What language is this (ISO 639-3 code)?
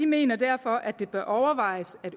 dan